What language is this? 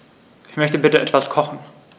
German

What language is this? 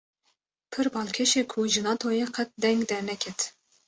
Kurdish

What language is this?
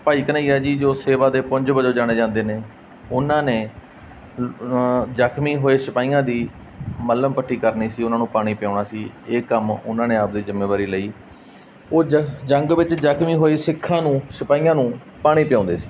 Punjabi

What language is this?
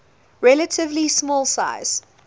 English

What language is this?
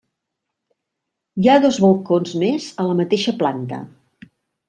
Catalan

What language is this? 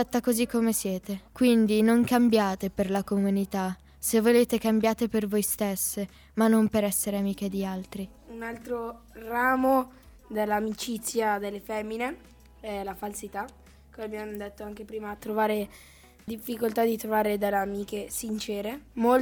Italian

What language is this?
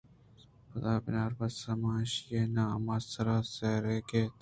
Eastern Balochi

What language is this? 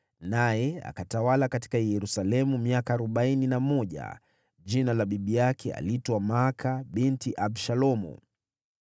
Swahili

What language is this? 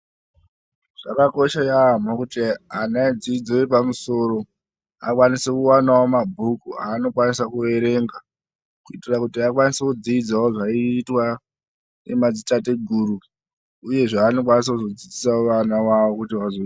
Ndau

